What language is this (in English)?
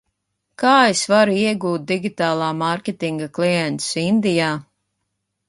Latvian